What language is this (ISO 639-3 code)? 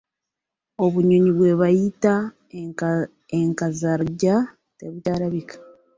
lug